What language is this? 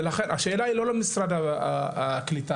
Hebrew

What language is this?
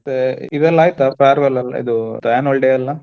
Kannada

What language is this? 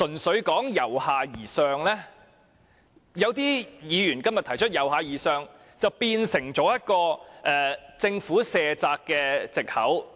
Cantonese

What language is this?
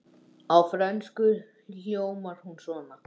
Icelandic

